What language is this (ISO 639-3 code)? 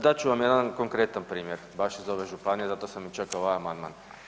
hrv